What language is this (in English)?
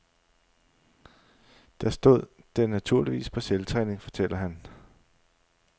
Danish